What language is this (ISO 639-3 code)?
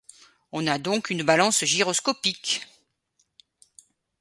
fra